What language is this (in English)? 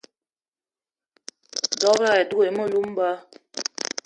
Eton (Cameroon)